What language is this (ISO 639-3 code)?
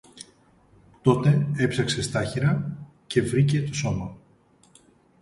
ell